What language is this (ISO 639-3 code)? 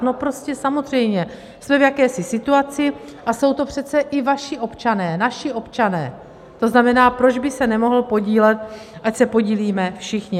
ces